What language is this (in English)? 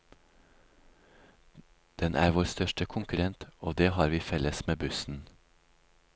Norwegian